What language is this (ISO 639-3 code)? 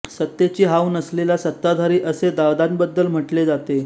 mar